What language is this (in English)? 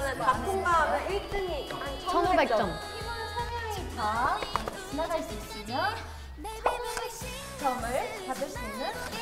Korean